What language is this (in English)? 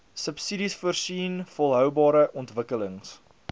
Afrikaans